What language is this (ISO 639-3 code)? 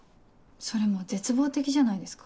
jpn